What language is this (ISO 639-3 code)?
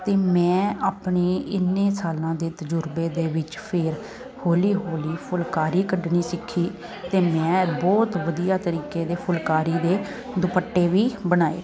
pan